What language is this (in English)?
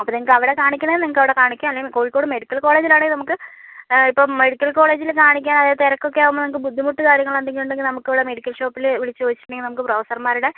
Malayalam